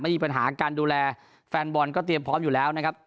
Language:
Thai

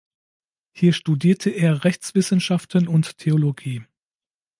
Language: German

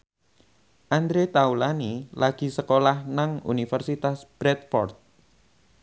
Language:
Javanese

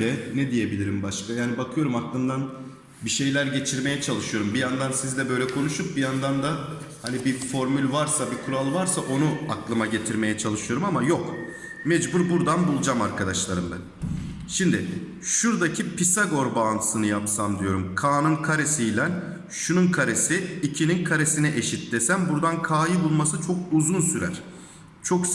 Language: Turkish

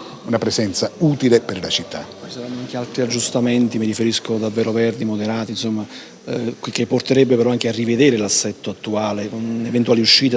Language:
Italian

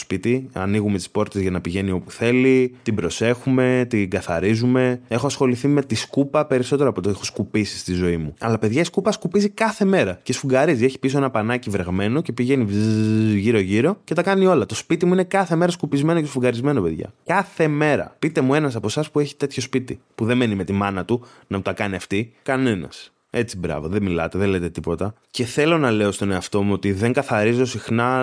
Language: Greek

